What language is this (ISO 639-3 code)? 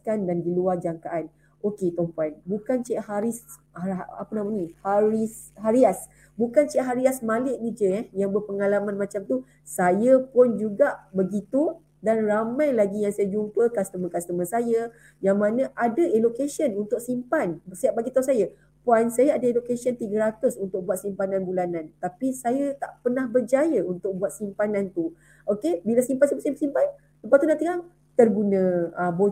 msa